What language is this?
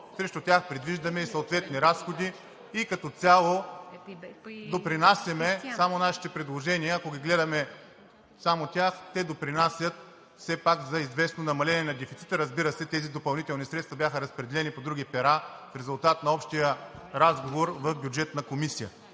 Bulgarian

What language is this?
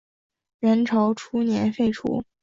Chinese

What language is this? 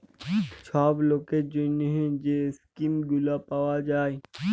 Bangla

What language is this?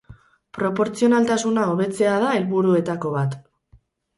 Basque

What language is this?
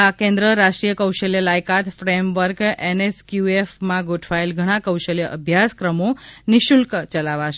Gujarati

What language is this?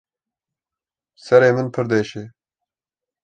Kurdish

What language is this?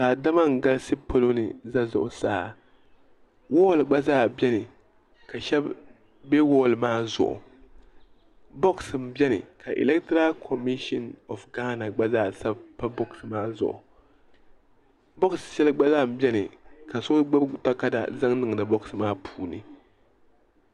Dagbani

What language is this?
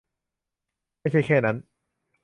Thai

